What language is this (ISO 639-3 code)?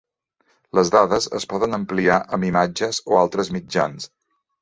cat